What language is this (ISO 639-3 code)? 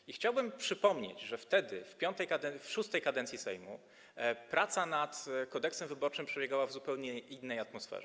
pol